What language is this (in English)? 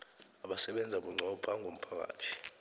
South Ndebele